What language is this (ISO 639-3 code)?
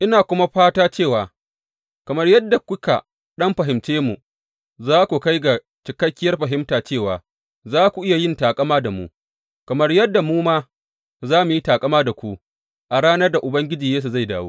hau